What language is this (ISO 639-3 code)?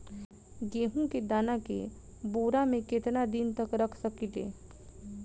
bho